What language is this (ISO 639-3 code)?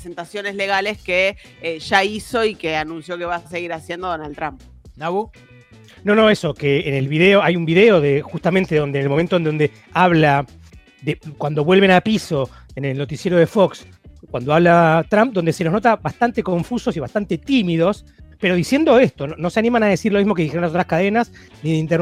spa